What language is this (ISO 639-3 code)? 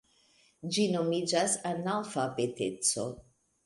epo